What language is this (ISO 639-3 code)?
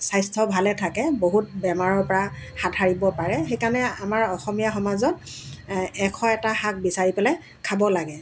asm